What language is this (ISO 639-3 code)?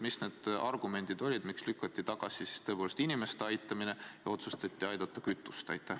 est